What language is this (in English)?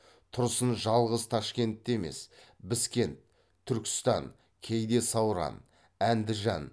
Kazakh